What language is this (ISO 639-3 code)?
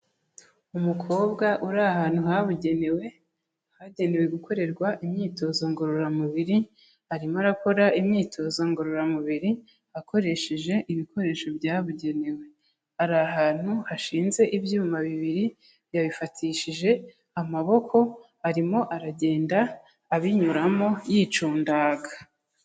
kin